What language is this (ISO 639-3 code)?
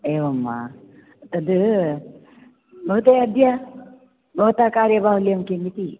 san